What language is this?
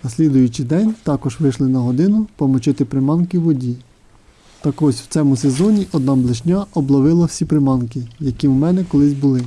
Ukrainian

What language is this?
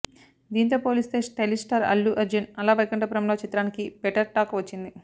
Telugu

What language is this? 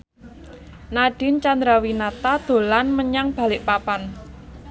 Javanese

